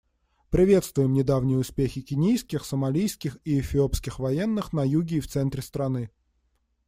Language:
Russian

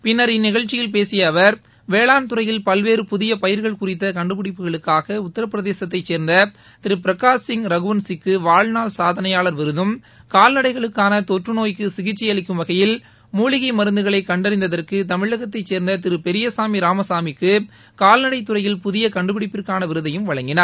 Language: Tamil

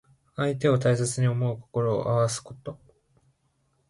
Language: Japanese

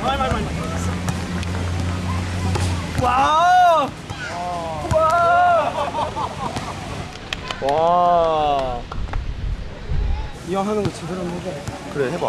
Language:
Korean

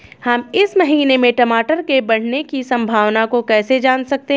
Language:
Hindi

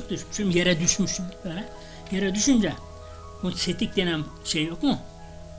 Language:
Turkish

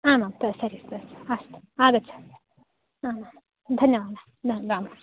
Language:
Sanskrit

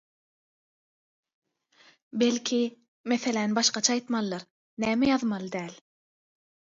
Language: Turkmen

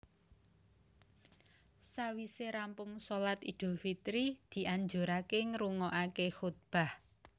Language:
Javanese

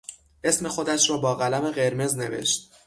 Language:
Persian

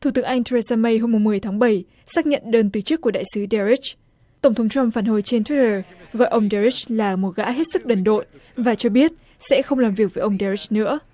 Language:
Vietnamese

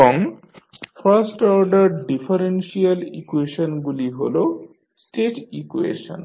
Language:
Bangla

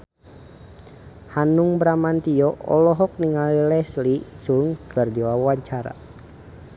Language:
Sundanese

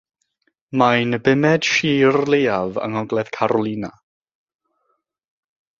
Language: Welsh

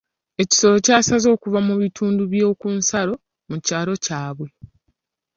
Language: Ganda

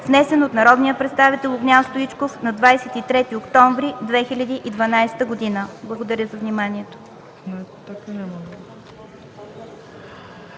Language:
Bulgarian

